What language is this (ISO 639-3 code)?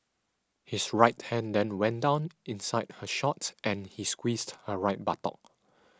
eng